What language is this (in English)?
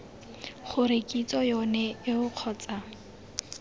Tswana